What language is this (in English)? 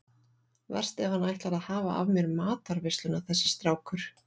Icelandic